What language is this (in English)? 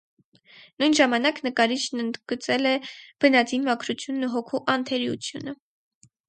Armenian